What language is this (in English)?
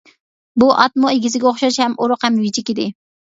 Uyghur